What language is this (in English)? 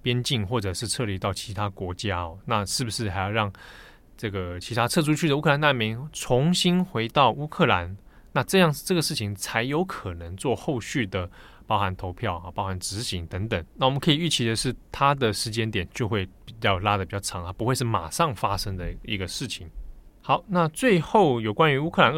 Chinese